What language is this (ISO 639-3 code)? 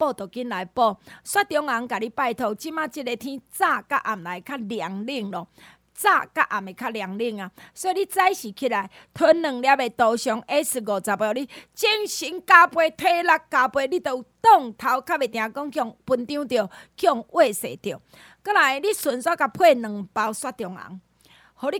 zho